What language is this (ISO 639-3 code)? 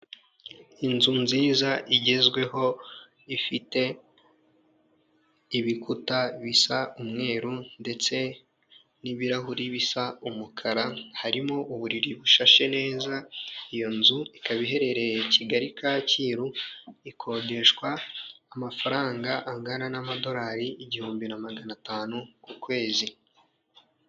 kin